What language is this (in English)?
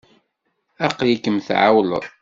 Kabyle